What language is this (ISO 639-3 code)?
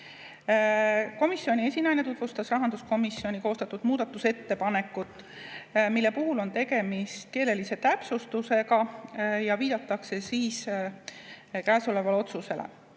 est